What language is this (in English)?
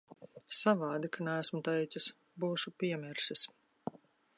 Latvian